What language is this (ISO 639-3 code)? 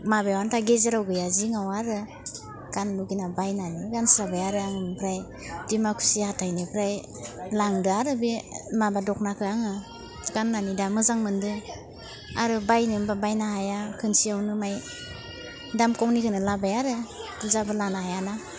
brx